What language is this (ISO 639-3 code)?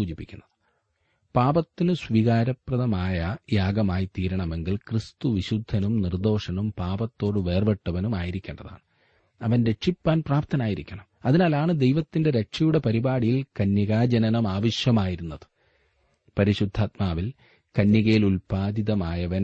mal